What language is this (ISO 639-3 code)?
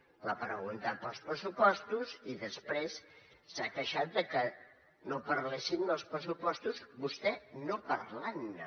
cat